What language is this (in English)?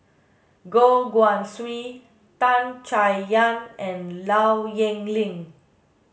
English